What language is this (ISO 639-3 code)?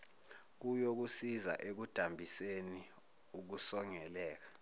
zul